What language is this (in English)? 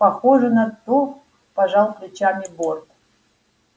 Russian